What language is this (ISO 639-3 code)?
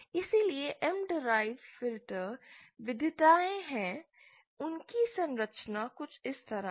hin